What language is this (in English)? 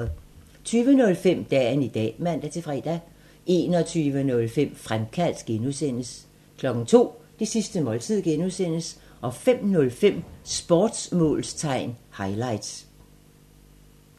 Danish